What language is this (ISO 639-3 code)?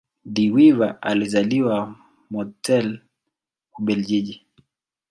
swa